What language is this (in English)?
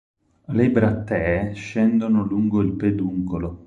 Italian